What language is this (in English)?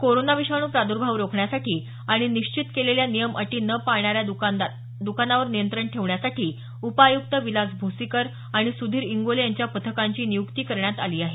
Marathi